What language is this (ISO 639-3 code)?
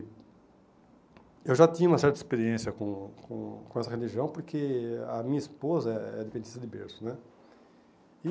por